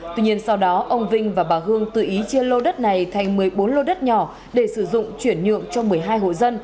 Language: Vietnamese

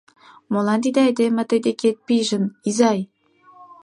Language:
Mari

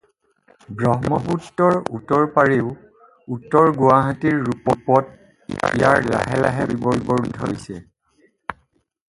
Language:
Assamese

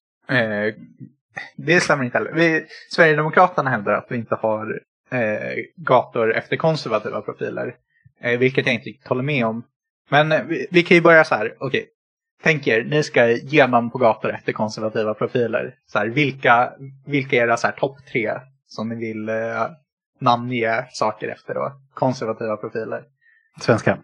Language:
Swedish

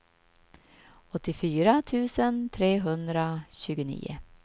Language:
Swedish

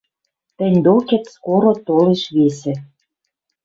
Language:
Western Mari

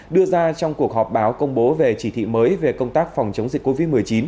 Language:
Vietnamese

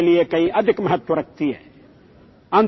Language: Assamese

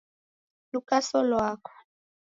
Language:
Taita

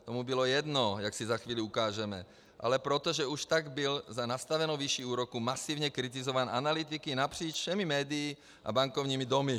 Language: Czech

